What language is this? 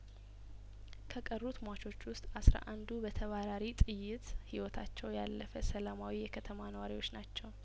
Amharic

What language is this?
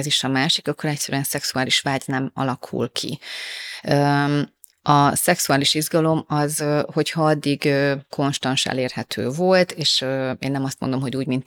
Hungarian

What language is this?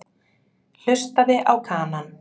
Icelandic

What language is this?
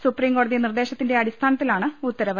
Malayalam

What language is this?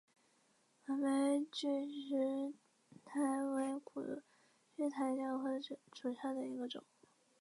Chinese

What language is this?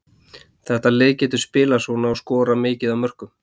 Icelandic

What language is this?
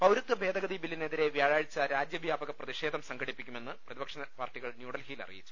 Malayalam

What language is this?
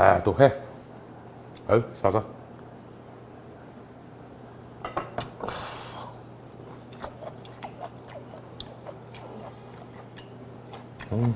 Korean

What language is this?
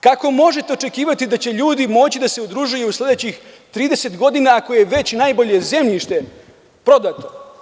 Serbian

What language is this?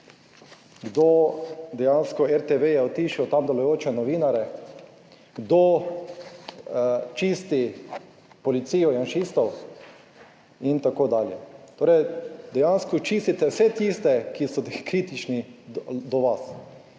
Slovenian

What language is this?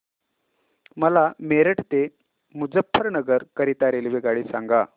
Marathi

